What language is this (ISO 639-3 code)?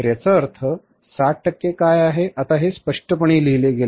mar